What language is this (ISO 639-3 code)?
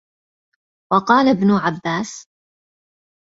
ara